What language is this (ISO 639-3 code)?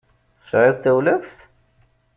kab